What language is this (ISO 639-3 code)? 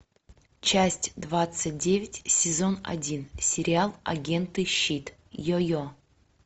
rus